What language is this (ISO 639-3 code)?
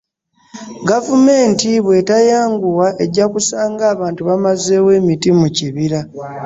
lug